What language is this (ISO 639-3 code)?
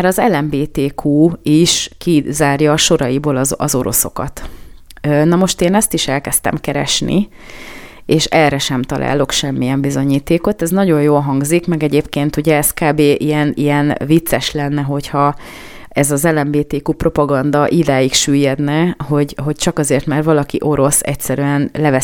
hun